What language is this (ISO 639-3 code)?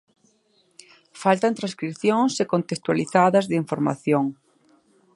glg